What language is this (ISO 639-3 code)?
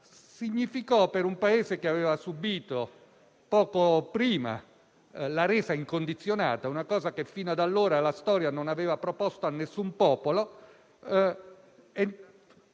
ita